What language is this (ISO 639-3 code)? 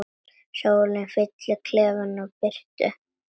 isl